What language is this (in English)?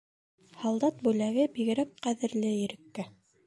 Bashkir